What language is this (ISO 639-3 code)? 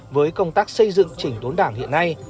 vie